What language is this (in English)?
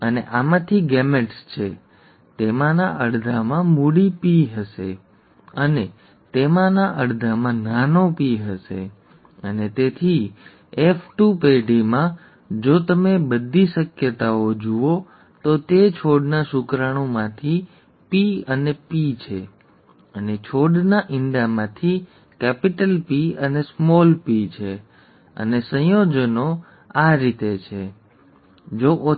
Gujarati